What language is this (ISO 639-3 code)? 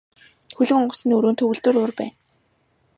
mon